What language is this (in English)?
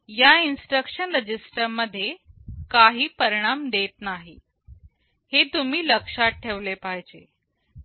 Marathi